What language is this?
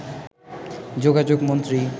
Bangla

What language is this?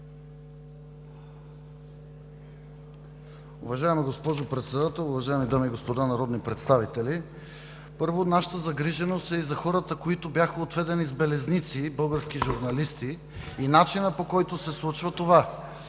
Bulgarian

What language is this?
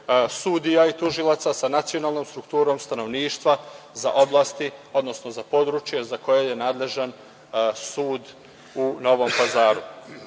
Serbian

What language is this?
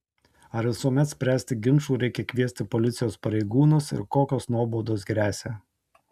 Lithuanian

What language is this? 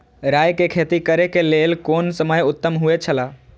Maithili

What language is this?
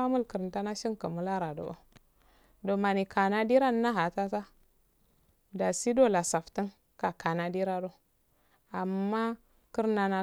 Afade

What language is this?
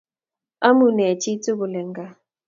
Kalenjin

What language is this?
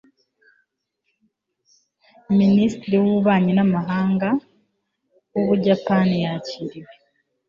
Kinyarwanda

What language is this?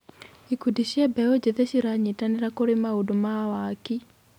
Kikuyu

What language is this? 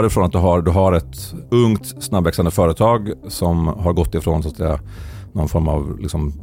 Swedish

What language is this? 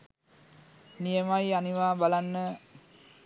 Sinhala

